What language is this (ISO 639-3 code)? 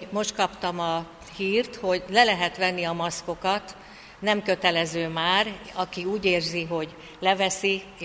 hun